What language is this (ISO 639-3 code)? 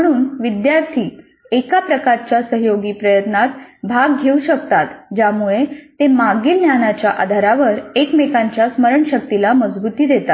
mar